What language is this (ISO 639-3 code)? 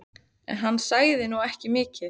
isl